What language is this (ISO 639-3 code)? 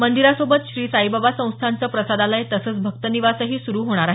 mar